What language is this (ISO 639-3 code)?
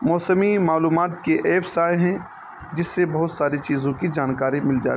urd